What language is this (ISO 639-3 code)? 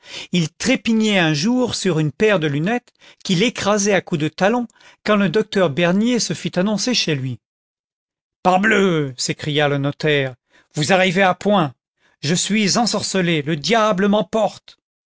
fra